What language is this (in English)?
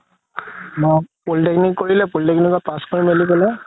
Assamese